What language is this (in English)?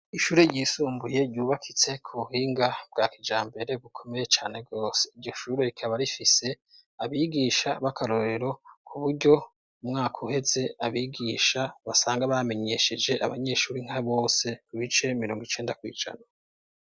Rundi